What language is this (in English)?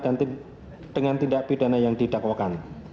Indonesian